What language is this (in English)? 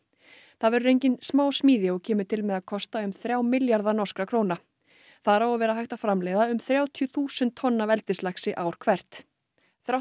Icelandic